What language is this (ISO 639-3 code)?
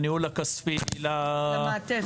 heb